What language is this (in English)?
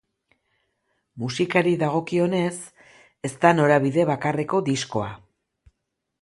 Basque